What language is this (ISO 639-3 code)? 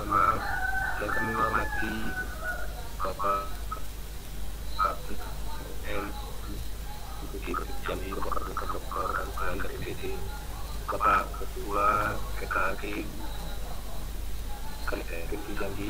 ind